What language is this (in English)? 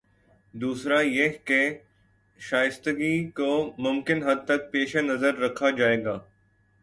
Urdu